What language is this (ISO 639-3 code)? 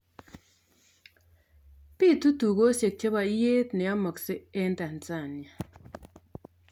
kln